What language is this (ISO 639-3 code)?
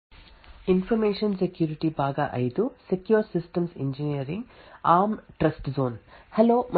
kan